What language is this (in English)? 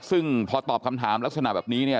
Thai